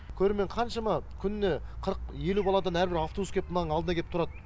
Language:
Kazakh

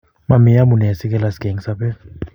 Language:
Kalenjin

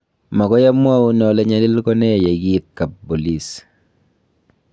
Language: Kalenjin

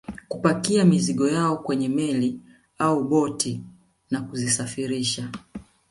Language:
Swahili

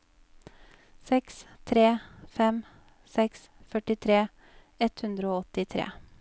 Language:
Norwegian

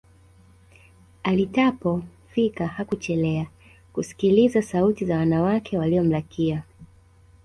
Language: Swahili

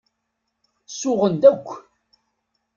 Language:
Kabyle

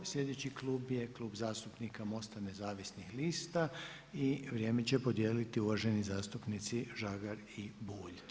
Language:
Croatian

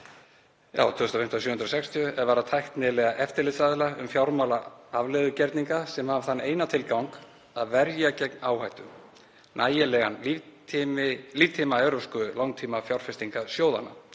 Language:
Icelandic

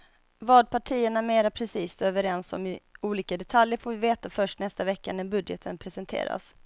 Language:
Swedish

